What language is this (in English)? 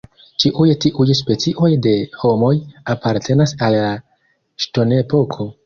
Esperanto